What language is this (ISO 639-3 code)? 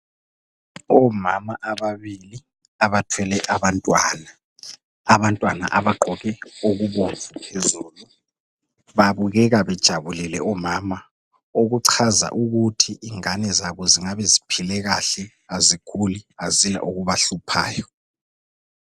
nde